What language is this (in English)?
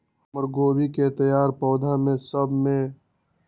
Magahi